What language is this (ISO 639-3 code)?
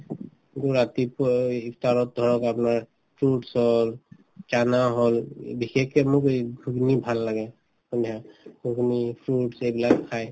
asm